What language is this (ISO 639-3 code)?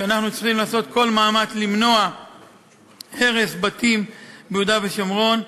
heb